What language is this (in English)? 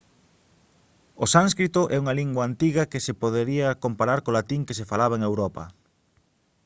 Galician